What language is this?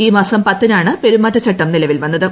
Malayalam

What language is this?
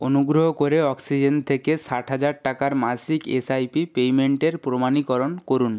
Bangla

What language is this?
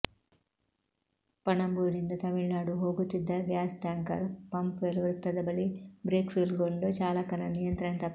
Kannada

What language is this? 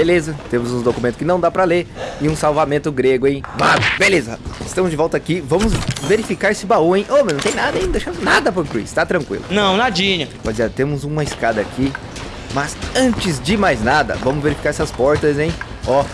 Portuguese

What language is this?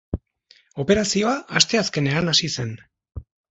Basque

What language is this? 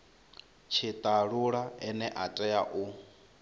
Venda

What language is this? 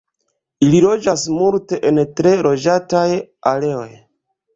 Esperanto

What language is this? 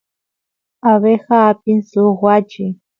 Santiago del Estero Quichua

